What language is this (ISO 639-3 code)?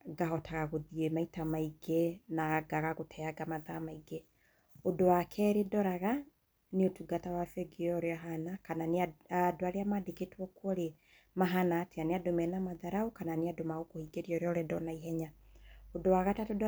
kik